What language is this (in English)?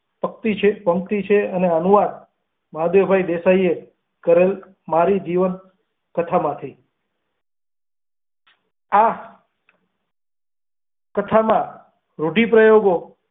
Gujarati